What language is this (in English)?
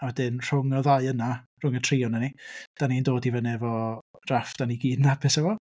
Welsh